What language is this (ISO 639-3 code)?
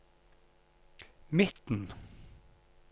nor